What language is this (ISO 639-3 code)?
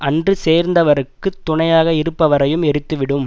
tam